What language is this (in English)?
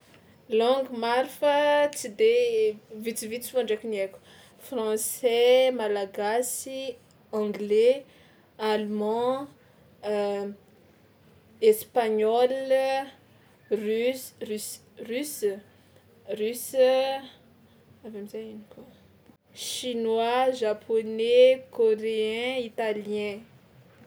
Tsimihety Malagasy